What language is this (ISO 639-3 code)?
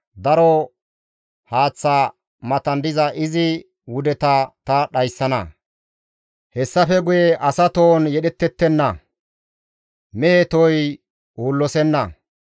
gmv